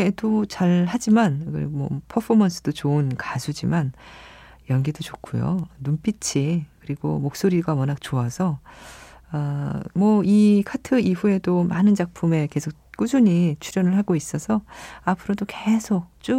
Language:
Korean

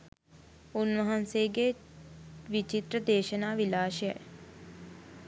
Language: Sinhala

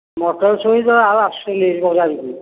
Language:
Odia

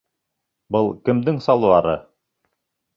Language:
Bashkir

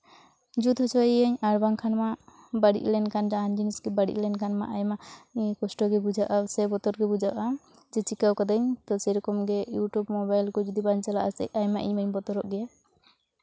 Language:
Santali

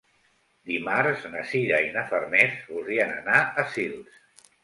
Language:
Catalan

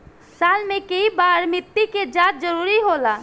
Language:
Bhojpuri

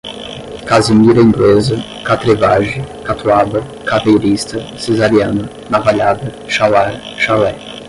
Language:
Portuguese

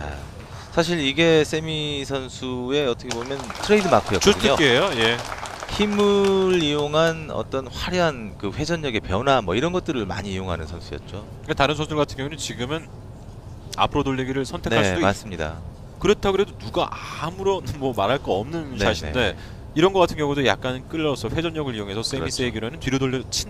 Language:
Korean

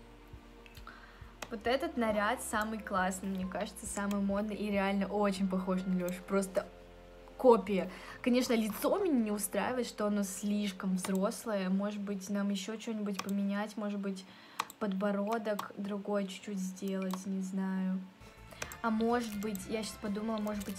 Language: Russian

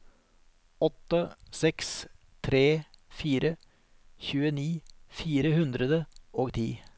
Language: Norwegian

